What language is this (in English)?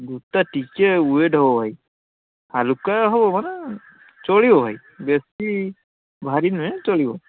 Odia